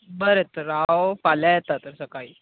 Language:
Konkani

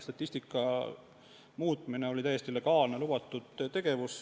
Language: Estonian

